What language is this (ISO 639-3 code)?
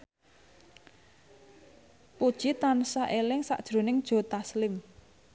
jav